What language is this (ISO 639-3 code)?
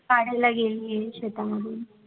mar